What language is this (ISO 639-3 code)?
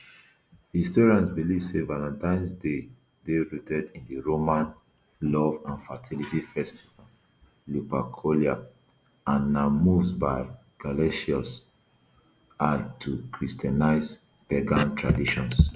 pcm